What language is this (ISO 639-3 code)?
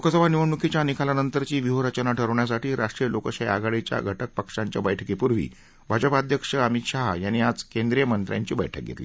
mar